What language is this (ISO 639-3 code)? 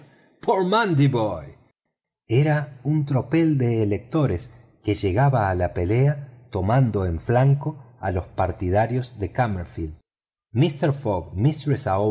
spa